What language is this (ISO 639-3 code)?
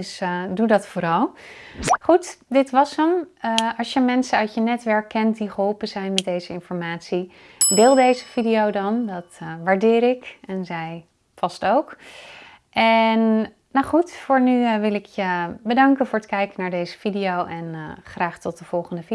nld